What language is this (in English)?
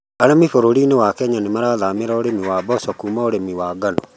Kikuyu